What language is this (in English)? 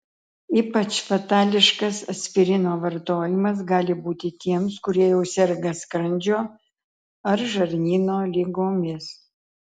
Lithuanian